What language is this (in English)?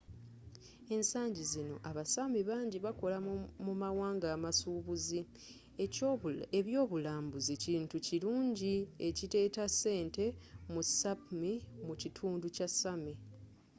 Ganda